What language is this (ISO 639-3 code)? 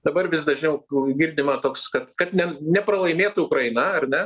lit